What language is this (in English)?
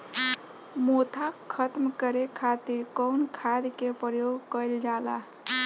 Bhojpuri